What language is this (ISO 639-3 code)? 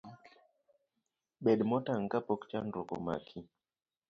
luo